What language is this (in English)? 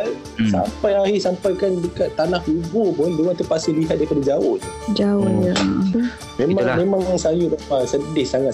Malay